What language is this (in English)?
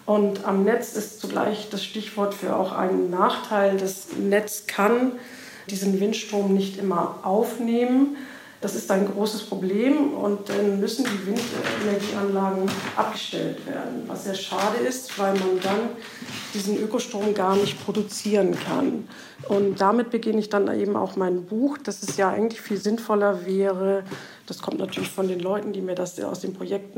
German